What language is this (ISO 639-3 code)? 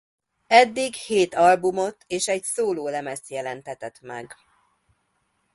hun